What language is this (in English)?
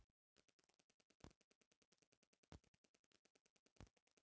Bhojpuri